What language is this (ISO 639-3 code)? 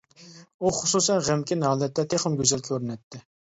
uig